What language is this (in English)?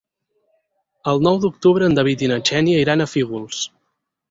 Catalan